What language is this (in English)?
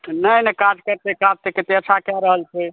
Maithili